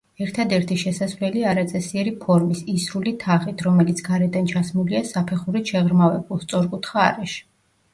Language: Georgian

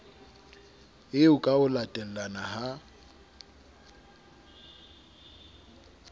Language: Southern Sotho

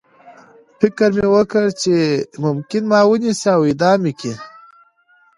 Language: Pashto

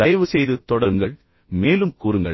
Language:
Tamil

